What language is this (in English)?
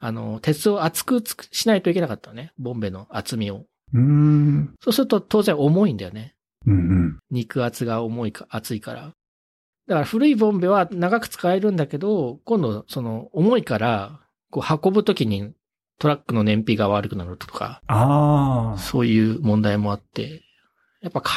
Japanese